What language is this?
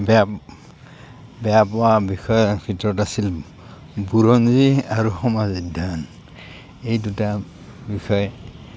Assamese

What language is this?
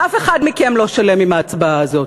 Hebrew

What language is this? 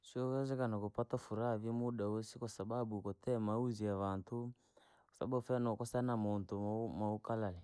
Langi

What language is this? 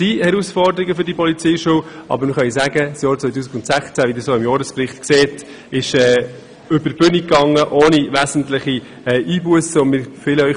Swiss German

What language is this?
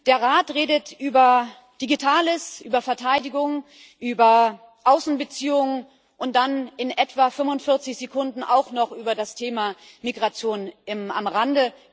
German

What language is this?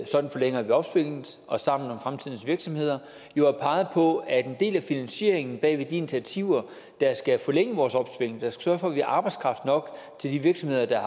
Danish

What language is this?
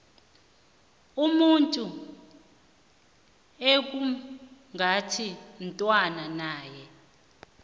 South Ndebele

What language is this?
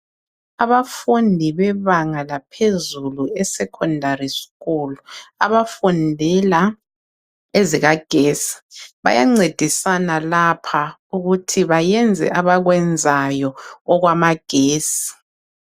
North Ndebele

